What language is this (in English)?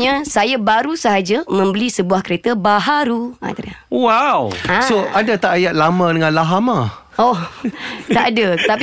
Malay